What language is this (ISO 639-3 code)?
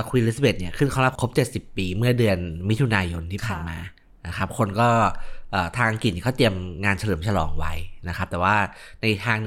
tha